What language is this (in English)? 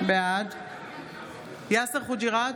Hebrew